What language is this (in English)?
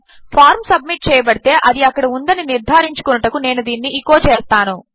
Telugu